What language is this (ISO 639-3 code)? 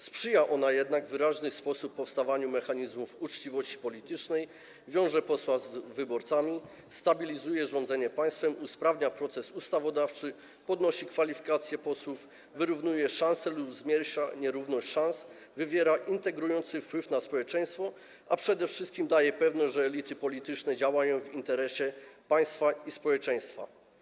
pol